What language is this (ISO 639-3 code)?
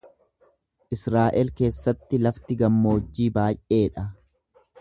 orm